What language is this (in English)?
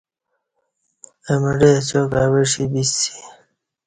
Kati